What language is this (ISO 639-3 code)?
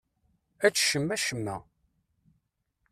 kab